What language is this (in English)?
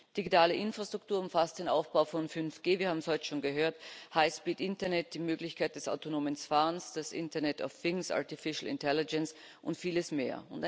German